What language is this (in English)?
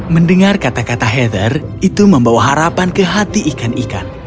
Indonesian